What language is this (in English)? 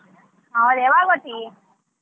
Kannada